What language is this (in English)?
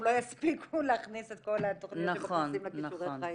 Hebrew